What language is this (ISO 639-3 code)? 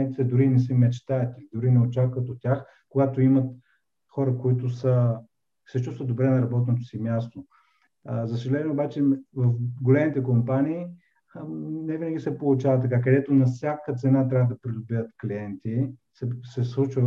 bul